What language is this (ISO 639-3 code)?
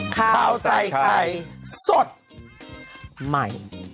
tha